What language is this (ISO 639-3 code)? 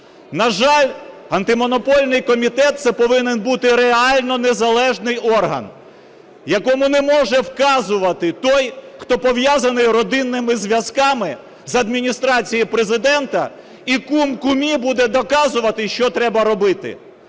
ukr